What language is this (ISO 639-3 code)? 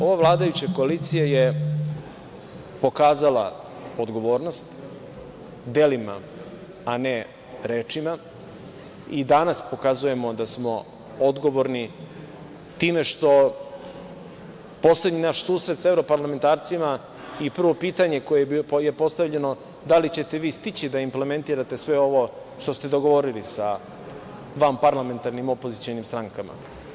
srp